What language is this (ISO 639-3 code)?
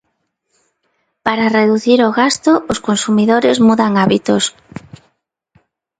glg